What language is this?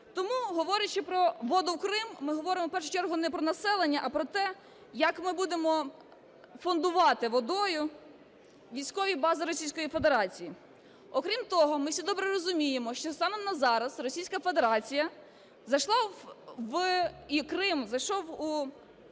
Ukrainian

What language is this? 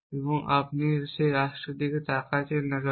Bangla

